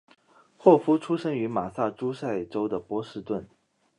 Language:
Chinese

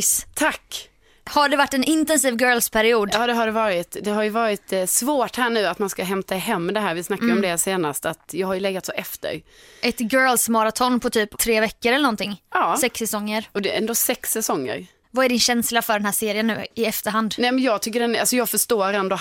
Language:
Swedish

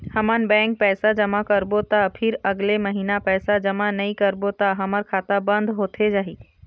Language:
Chhattisgarhi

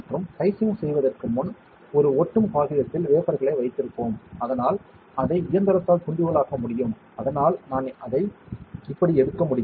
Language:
Tamil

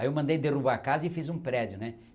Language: Portuguese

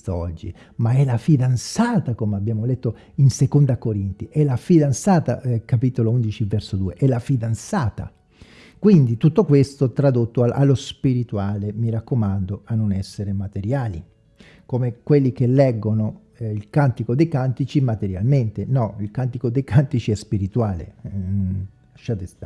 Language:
Italian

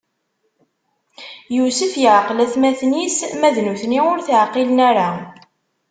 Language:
Kabyle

